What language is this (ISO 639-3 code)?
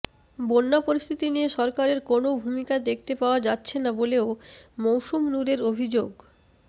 ben